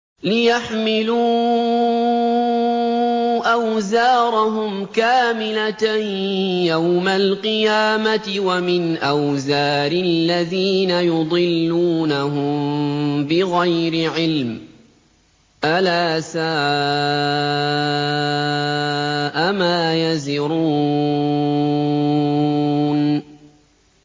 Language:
Arabic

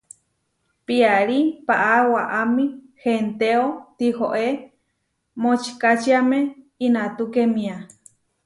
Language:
Huarijio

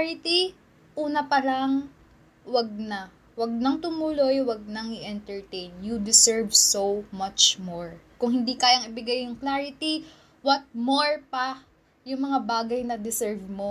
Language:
Filipino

